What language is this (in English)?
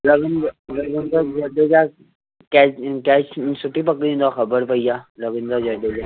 Sindhi